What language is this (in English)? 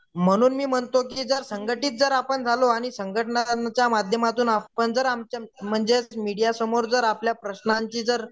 Marathi